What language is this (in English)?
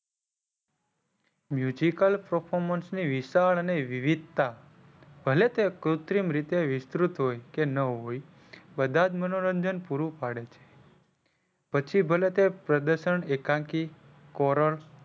Gujarati